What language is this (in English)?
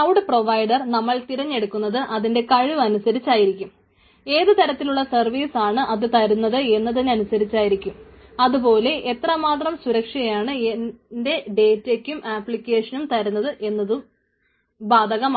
Malayalam